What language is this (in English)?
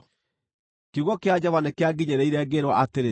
Kikuyu